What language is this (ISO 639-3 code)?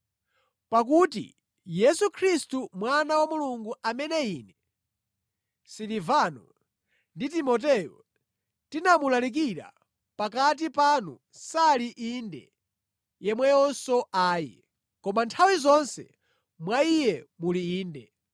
nya